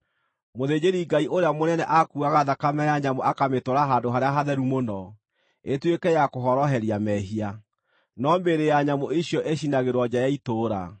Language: Kikuyu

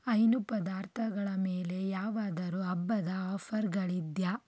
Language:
Kannada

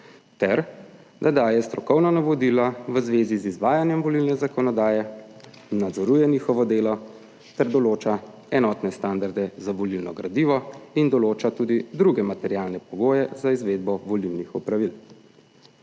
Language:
Slovenian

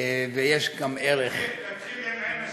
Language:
Hebrew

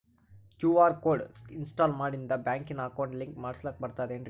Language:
Kannada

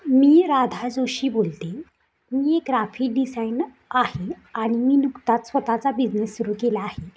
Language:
Marathi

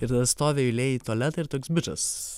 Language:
Lithuanian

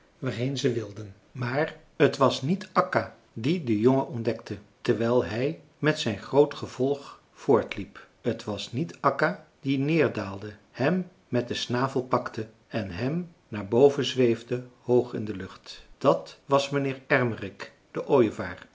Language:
Dutch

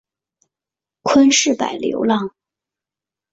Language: Chinese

